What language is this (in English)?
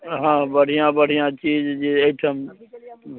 Maithili